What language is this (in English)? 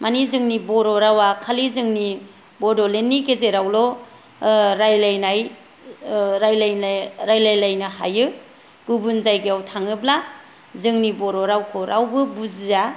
Bodo